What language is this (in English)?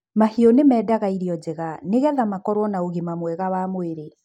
Kikuyu